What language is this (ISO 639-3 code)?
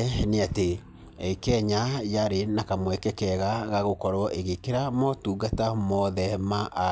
kik